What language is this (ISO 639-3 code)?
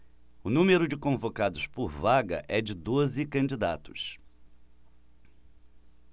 por